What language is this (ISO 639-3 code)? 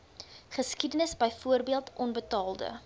afr